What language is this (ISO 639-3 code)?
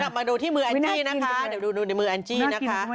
tha